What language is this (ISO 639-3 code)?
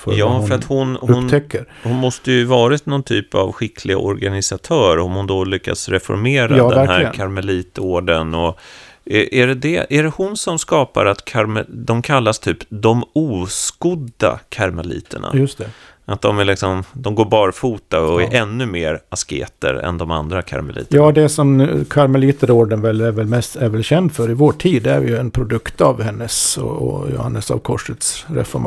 swe